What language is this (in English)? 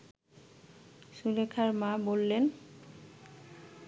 Bangla